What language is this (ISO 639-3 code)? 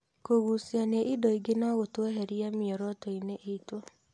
kik